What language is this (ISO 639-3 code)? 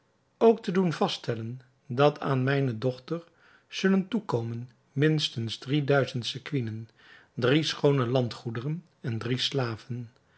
nld